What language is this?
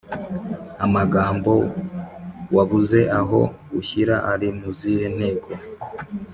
Kinyarwanda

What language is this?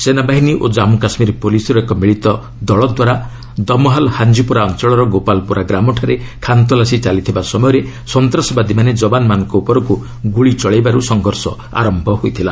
Odia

